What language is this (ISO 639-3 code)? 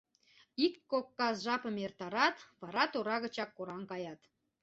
chm